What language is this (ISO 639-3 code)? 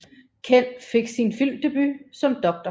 dan